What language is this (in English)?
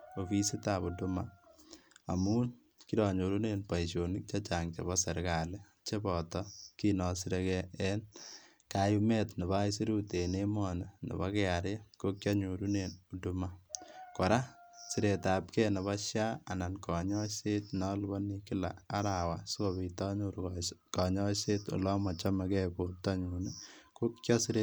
Kalenjin